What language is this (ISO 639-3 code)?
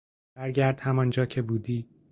fas